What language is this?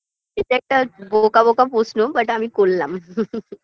Bangla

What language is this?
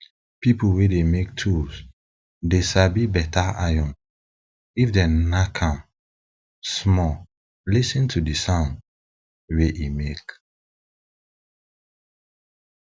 Nigerian Pidgin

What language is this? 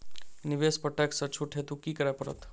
Maithili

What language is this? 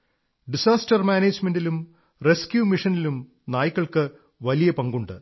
Malayalam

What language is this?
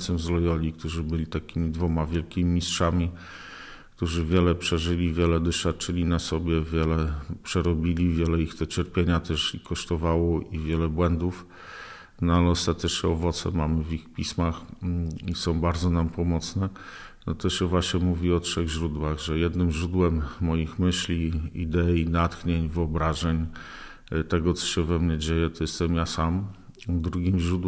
Polish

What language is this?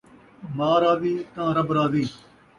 Saraiki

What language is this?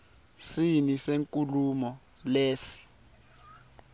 Swati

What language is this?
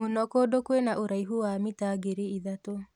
Kikuyu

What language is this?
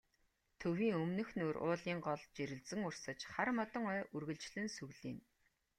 Mongolian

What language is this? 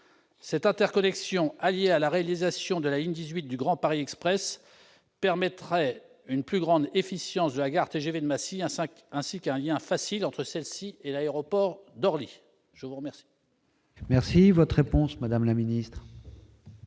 French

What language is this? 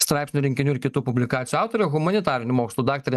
Lithuanian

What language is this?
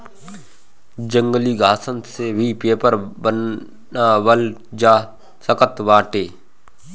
Bhojpuri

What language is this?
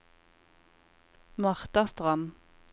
Norwegian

